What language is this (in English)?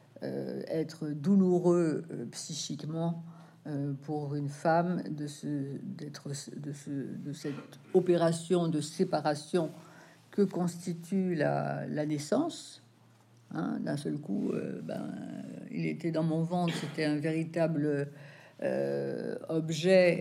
French